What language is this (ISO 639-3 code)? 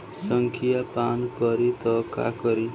bho